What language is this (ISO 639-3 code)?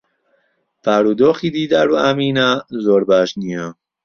ckb